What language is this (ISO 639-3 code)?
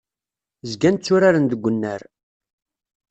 kab